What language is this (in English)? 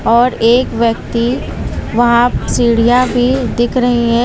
Hindi